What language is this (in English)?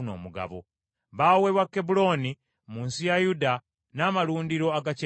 Ganda